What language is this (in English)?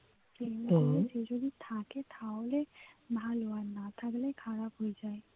Bangla